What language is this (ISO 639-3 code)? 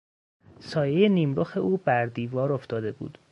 fas